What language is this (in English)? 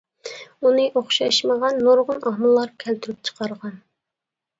Uyghur